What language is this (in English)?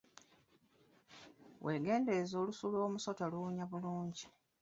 Ganda